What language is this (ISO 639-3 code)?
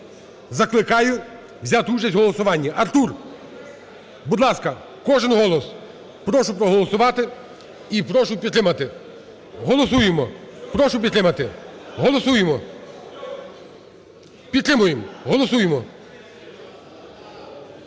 ukr